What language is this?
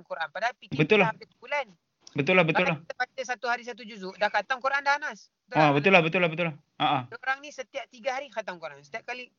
Malay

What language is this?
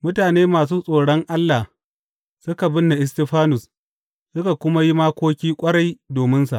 Hausa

